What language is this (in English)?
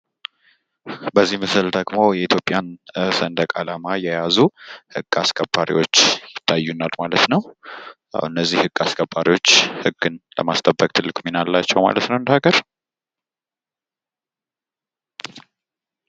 Amharic